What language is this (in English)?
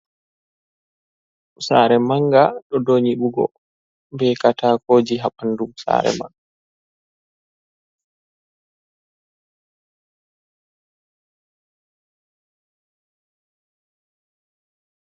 Fula